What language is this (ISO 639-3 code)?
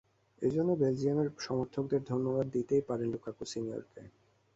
ben